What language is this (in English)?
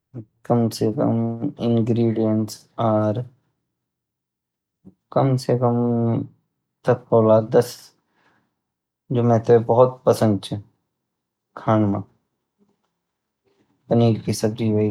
Garhwali